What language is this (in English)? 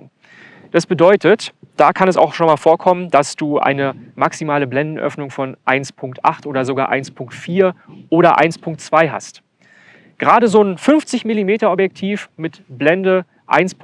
German